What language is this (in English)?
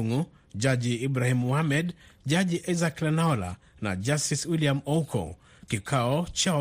Swahili